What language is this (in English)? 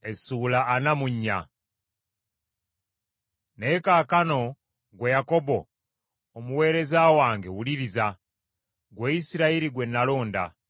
Ganda